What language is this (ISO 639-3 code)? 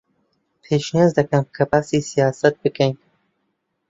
ckb